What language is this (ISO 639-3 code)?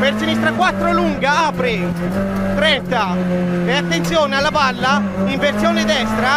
ita